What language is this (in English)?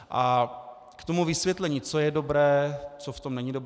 Czech